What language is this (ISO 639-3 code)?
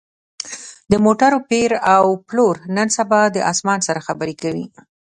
pus